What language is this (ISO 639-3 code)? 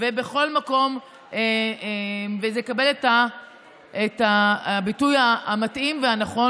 heb